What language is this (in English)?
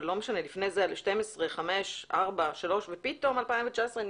Hebrew